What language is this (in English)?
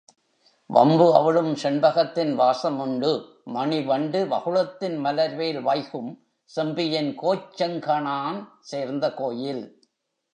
Tamil